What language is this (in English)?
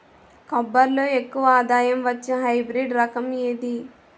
Telugu